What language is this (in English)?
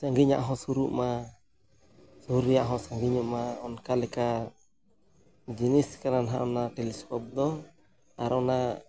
Santali